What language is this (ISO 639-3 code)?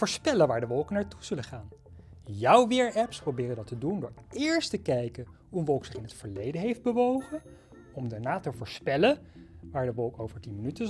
nld